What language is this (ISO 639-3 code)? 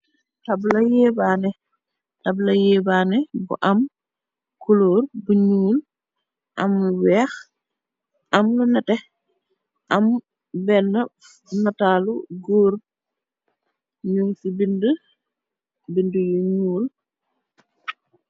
wol